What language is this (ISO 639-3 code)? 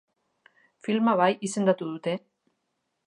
eus